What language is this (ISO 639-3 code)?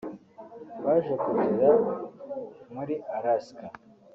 kin